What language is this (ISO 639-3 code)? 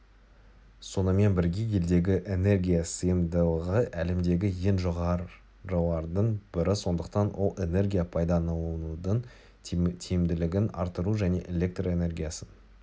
kaz